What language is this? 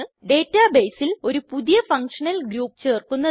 Malayalam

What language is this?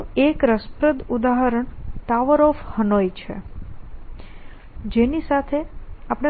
Gujarati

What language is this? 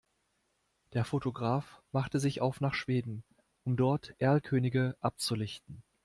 German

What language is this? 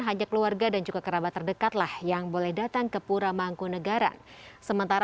Indonesian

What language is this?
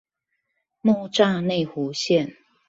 Chinese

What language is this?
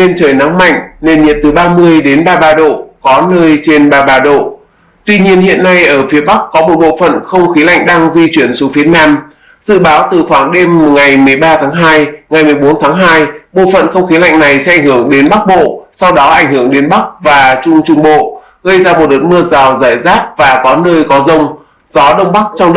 Vietnamese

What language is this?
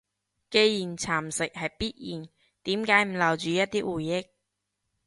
Cantonese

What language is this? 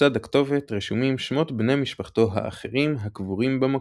Hebrew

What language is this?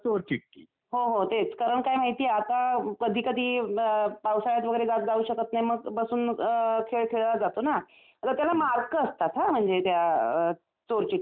Marathi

